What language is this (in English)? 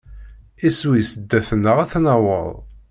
Kabyle